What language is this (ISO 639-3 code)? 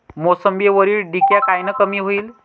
mar